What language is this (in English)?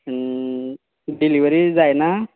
Konkani